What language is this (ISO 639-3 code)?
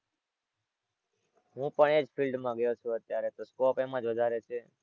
guj